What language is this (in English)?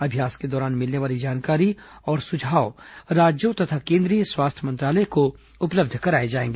Hindi